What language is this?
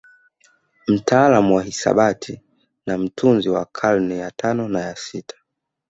Swahili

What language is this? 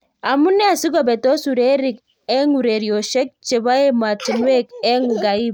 Kalenjin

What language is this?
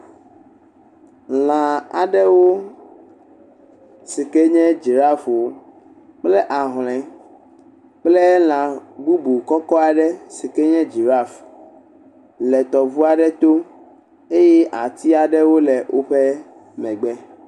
Ewe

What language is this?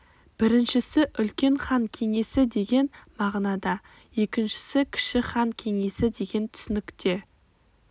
Kazakh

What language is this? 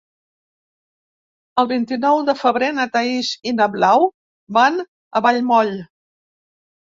Catalan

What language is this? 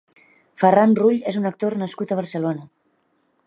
Catalan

